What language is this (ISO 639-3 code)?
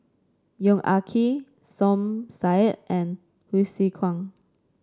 eng